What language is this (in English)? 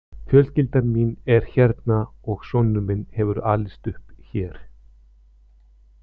Icelandic